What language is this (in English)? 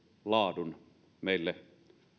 Finnish